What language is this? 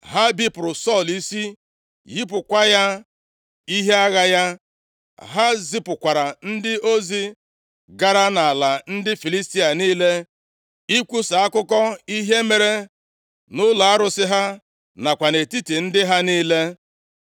Igbo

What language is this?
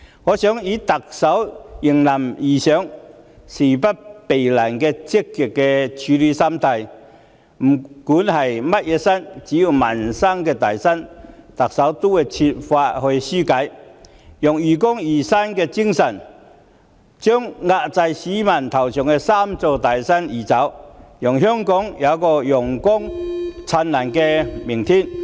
Cantonese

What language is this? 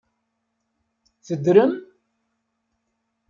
Kabyle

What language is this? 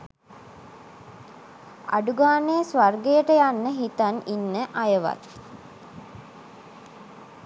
Sinhala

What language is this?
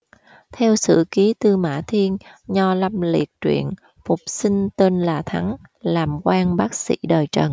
Vietnamese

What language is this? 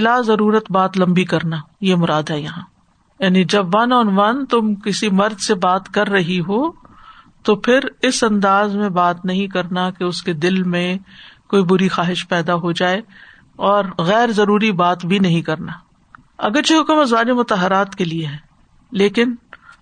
Urdu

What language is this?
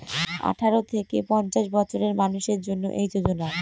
Bangla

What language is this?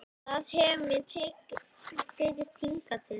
Icelandic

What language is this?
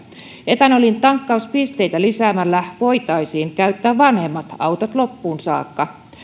Finnish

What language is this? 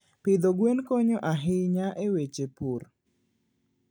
Luo (Kenya and Tanzania)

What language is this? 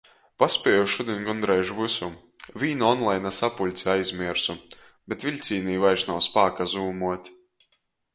Latgalian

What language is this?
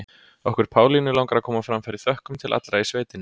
Icelandic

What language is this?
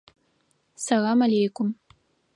Adyghe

